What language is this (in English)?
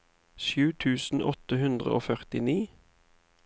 Norwegian